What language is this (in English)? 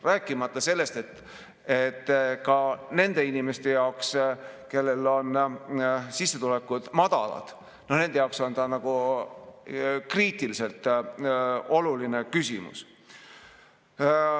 Estonian